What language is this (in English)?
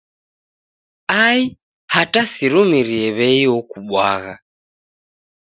Taita